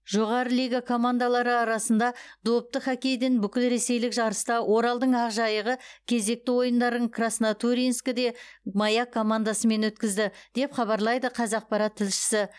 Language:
Kazakh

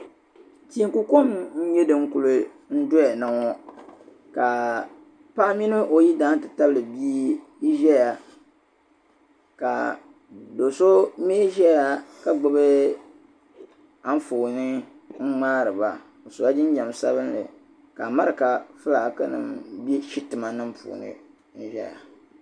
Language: Dagbani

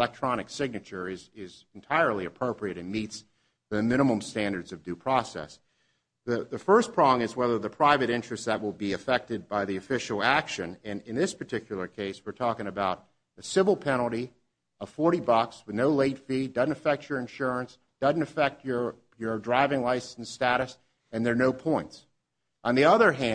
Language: English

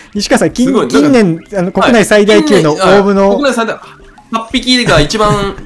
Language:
Japanese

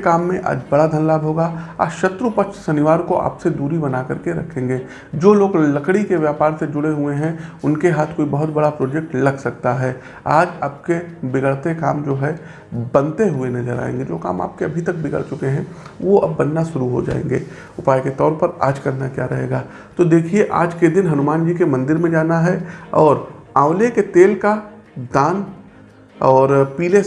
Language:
Hindi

